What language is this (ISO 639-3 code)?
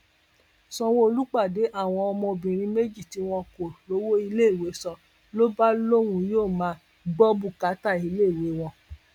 yor